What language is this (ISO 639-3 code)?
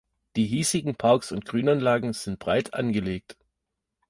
deu